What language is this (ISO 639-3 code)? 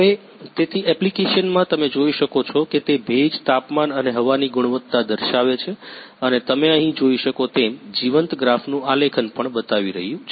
guj